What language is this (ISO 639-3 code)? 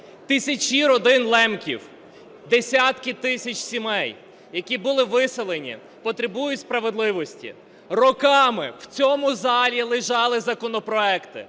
ukr